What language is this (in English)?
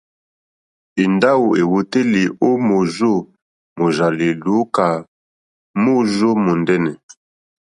Mokpwe